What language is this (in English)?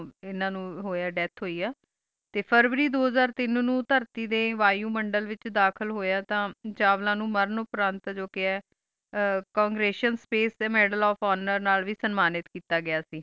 Punjabi